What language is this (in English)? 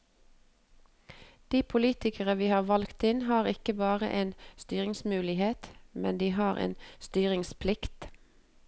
Norwegian